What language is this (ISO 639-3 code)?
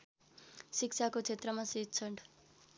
nep